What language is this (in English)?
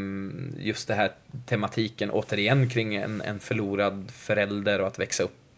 Swedish